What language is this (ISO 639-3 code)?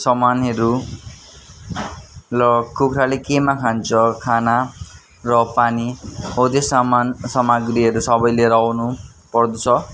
nep